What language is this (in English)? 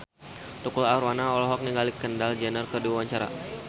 Sundanese